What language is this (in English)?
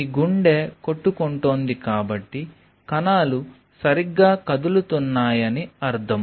Telugu